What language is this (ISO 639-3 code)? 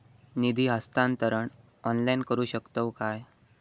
mar